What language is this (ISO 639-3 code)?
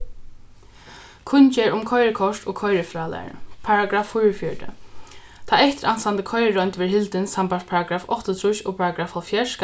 fao